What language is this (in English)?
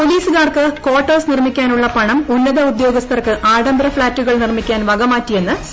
Malayalam